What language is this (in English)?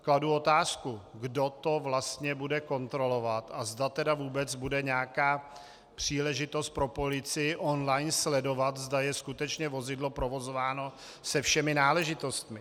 Czech